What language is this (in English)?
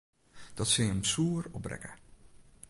Western Frisian